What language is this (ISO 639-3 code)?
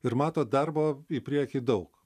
lit